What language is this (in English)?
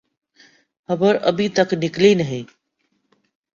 Urdu